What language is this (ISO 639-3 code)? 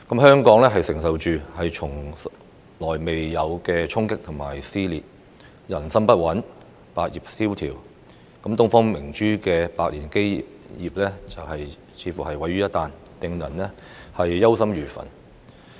yue